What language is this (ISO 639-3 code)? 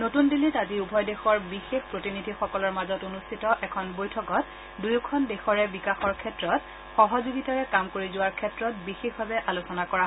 asm